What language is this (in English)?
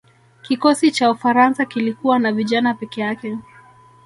Swahili